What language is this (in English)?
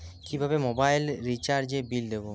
Bangla